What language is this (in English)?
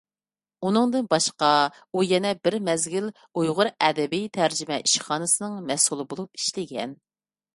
Uyghur